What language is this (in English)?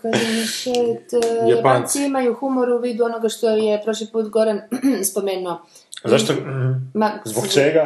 Croatian